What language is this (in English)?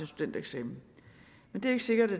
Danish